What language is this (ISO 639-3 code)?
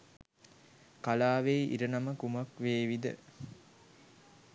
sin